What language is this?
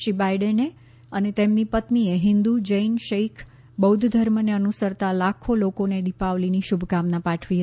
Gujarati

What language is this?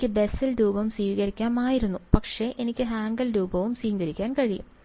Malayalam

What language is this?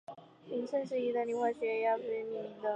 Chinese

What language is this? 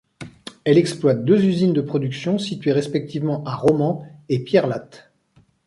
French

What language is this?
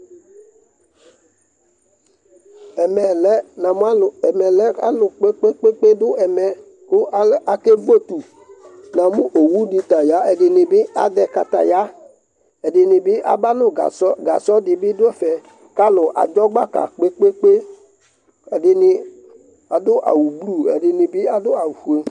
Ikposo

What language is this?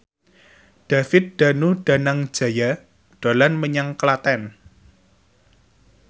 Javanese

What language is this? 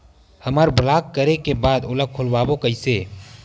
Chhattisgarhi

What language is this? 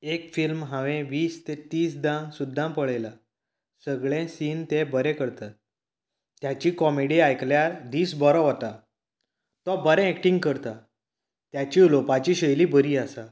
Konkani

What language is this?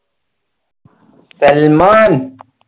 Malayalam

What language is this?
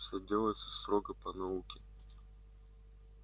Russian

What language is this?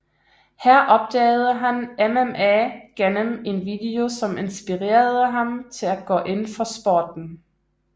Danish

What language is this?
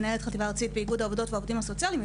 Hebrew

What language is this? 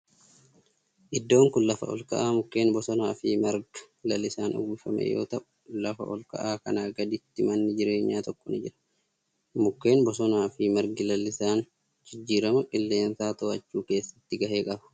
Oromo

